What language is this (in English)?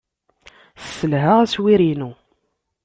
Kabyle